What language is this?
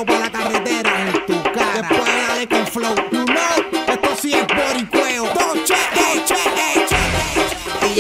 Indonesian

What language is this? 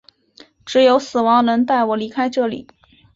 Chinese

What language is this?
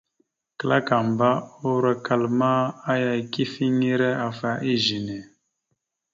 Mada (Cameroon)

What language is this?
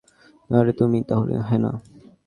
Bangla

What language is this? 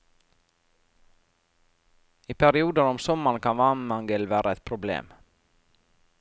Norwegian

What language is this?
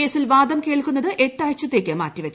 Malayalam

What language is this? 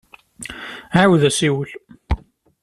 Kabyle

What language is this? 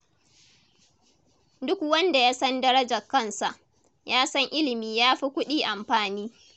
Hausa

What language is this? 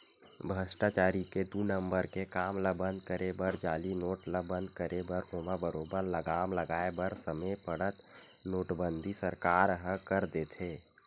Chhattisgarhi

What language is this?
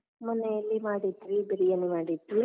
Kannada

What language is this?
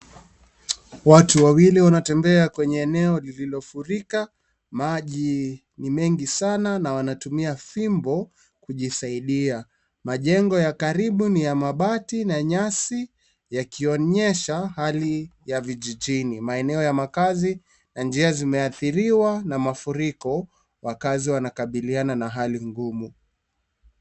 Swahili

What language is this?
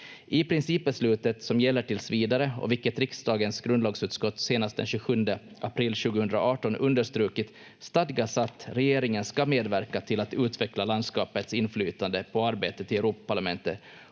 Finnish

